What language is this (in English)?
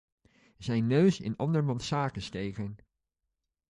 Dutch